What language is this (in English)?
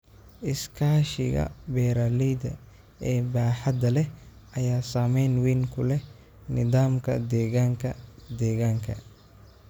Somali